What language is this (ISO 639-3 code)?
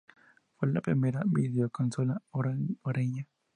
spa